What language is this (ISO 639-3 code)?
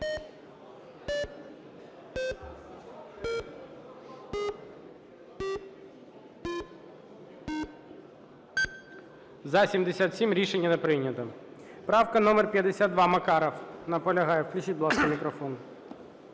ukr